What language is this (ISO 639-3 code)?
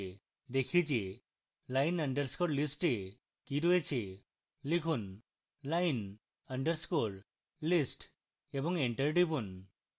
ben